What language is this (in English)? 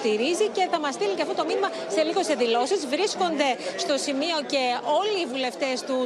Greek